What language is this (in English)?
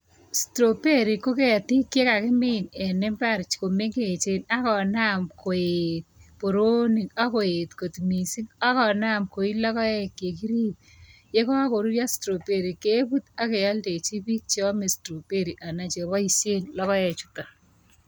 Kalenjin